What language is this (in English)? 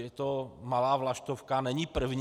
Czech